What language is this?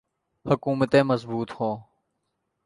Urdu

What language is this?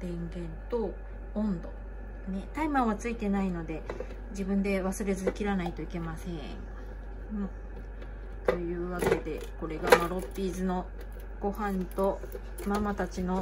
Japanese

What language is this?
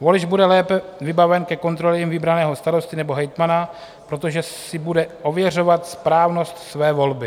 Czech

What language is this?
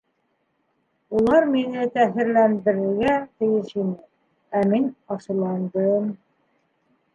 Bashkir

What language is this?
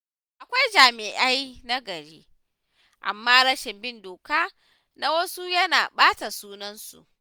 Hausa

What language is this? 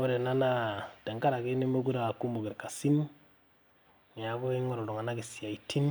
Masai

